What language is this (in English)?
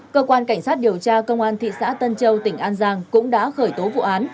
Vietnamese